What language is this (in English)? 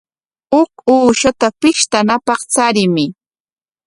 Corongo Ancash Quechua